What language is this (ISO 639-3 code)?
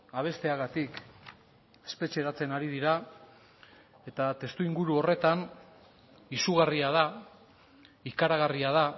eus